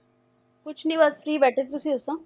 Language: Punjabi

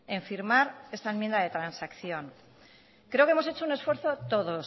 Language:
Spanish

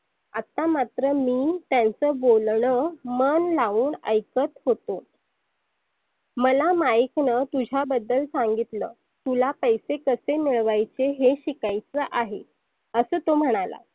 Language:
Marathi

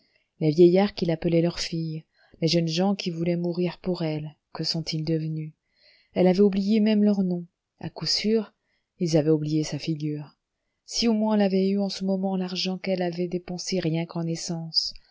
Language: French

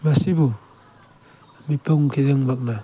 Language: Manipuri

